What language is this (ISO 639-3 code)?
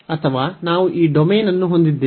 kan